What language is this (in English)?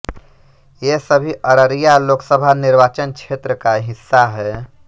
Hindi